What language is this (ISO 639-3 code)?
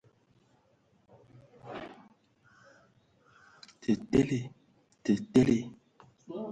ewo